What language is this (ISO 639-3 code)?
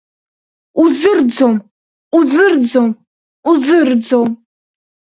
abk